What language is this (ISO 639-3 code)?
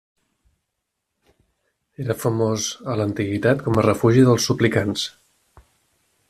cat